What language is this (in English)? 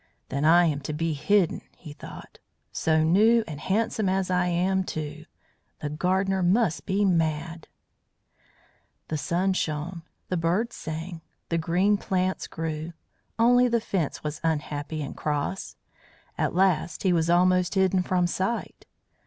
English